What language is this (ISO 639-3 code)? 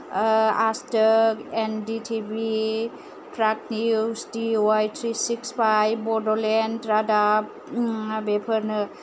brx